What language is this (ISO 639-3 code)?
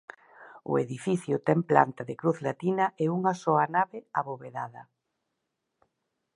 glg